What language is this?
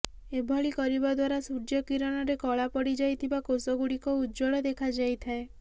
Odia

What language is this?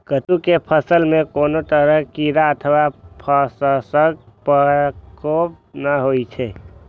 Maithili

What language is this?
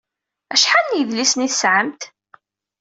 Kabyle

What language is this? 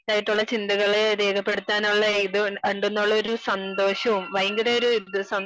Malayalam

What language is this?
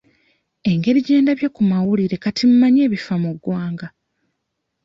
Ganda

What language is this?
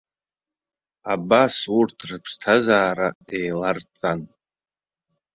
Abkhazian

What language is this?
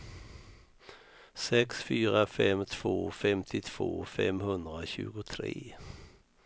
Swedish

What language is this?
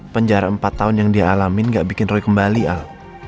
Indonesian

